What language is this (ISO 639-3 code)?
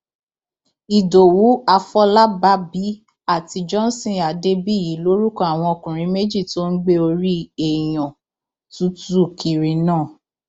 yor